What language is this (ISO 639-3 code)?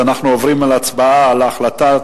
heb